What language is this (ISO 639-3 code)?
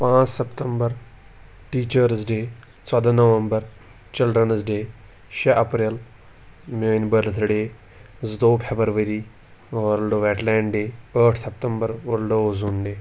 kas